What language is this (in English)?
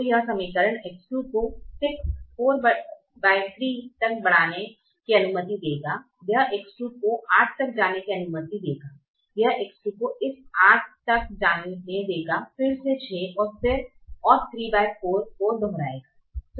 Hindi